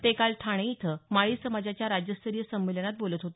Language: Marathi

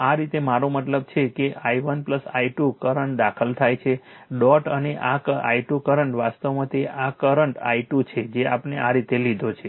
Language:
Gujarati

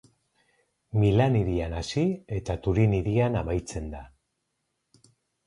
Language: Basque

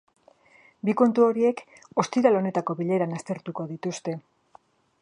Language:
Basque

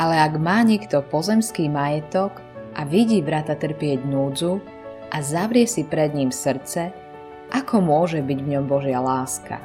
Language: Slovak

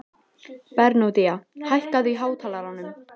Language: Icelandic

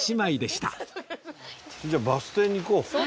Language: Japanese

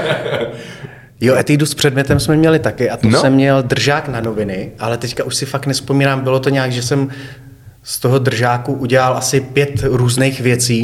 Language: Czech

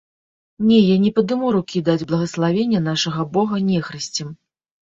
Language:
Belarusian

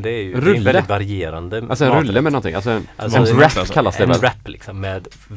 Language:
Swedish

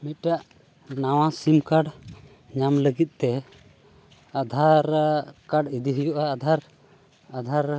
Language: Santali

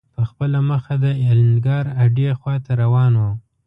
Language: Pashto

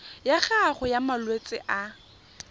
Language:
Tswana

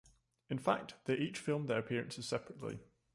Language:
English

